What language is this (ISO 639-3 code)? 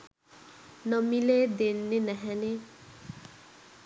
sin